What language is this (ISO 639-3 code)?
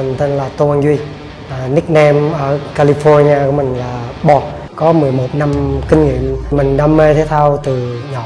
vie